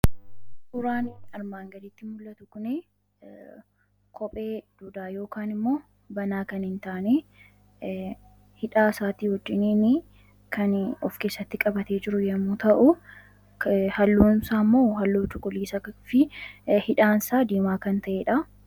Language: Oromo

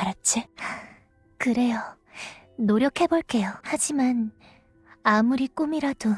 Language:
Korean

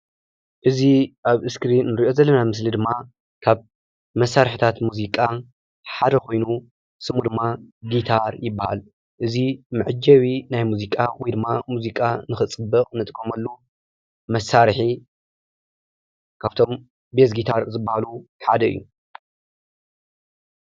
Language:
Tigrinya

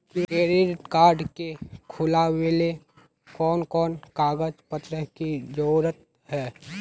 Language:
Magahi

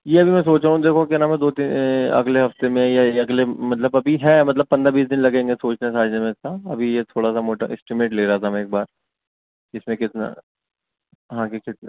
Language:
Urdu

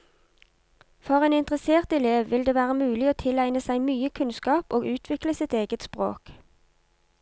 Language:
Norwegian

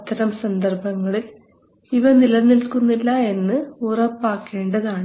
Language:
Malayalam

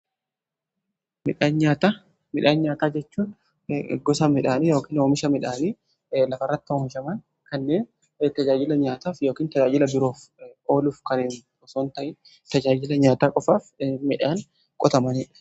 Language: Oromo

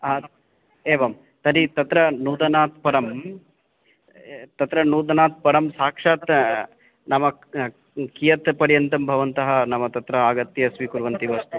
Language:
Sanskrit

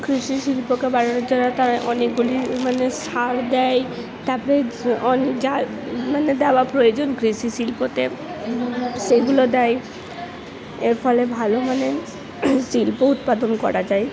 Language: Bangla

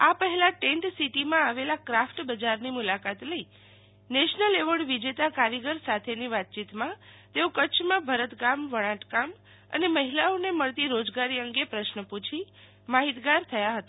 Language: Gujarati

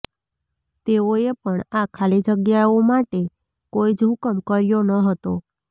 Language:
Gujarati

